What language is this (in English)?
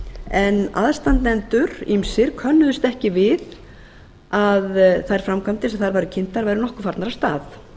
Icelandic